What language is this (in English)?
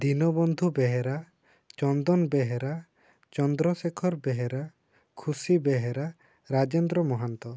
Odia